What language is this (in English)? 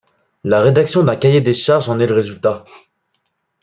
French